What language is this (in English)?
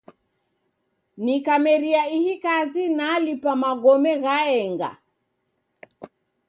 Taita